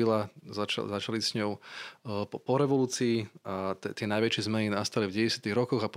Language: Slovak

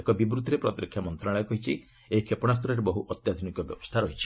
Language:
Odia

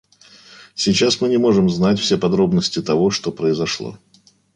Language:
Russian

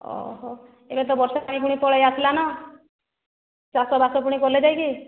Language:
Odia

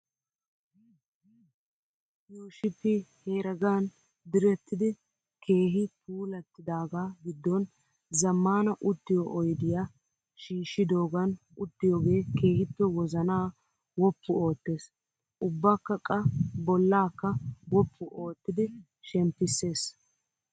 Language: Wolaytta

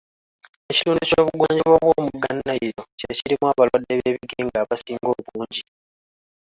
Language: Ganda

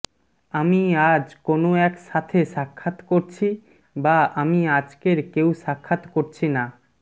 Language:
Bangla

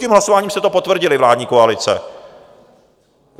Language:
Czech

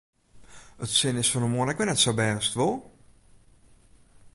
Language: Western Frisian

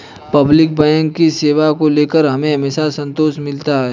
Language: Hindi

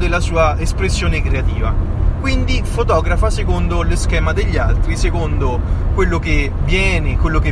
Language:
Italian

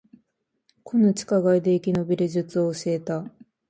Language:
Japanese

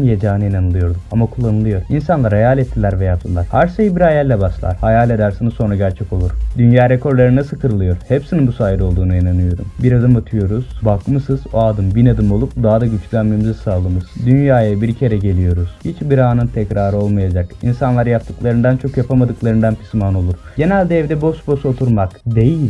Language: Turkish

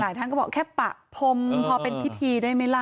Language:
Thai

